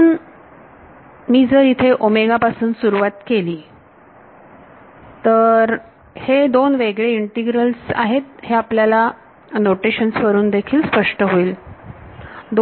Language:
Marathi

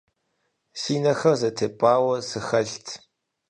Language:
Kabardian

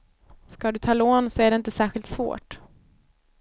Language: Swedish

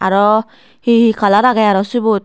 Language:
Chakma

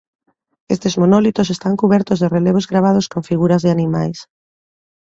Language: Galician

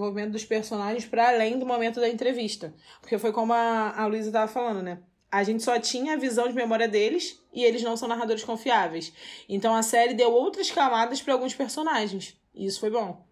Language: Portuguese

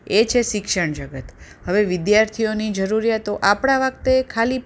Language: Gujarati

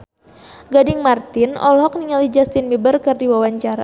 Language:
Sundanese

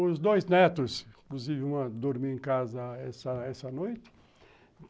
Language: Portuguese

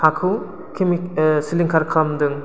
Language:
Bodo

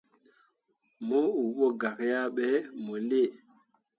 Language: Mundang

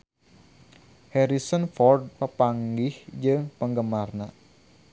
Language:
Sundanese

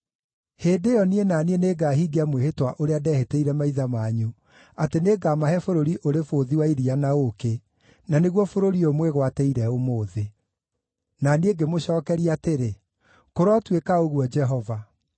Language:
Kikuyu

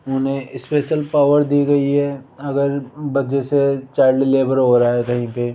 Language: Hindi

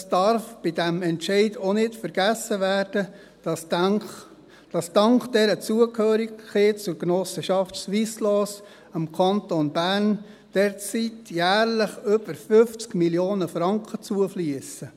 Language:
Swiss German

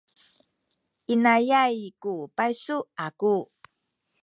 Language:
Sakizaya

